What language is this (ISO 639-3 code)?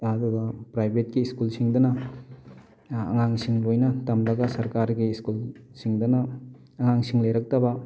mni